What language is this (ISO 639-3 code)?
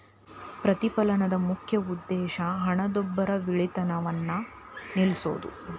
kan